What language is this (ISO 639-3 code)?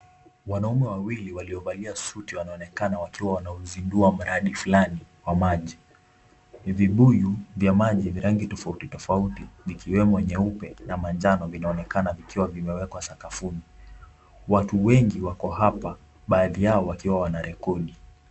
swa